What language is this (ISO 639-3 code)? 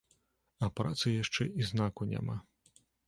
bel